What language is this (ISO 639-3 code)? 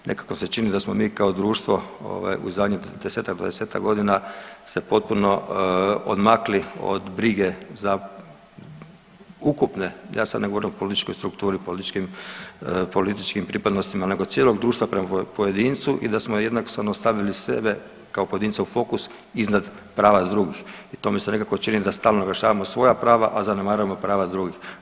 hrv